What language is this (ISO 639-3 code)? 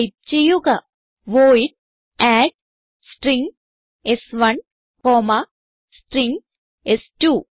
mal